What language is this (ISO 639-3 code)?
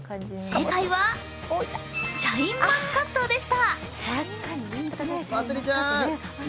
jpn